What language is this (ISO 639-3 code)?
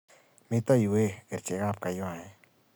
kln